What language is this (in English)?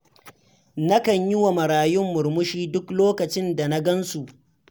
Hausa